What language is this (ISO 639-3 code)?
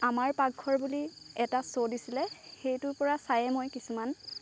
asm